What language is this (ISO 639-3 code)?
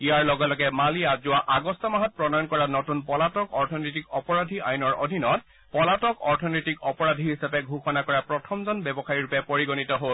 asm